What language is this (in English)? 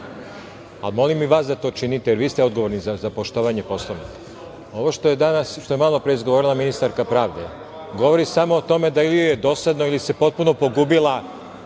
Serbian